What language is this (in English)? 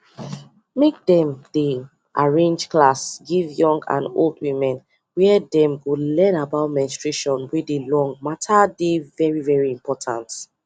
Nigerian Pidgin